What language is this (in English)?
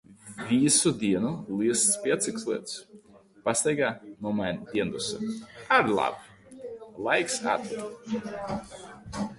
Latvian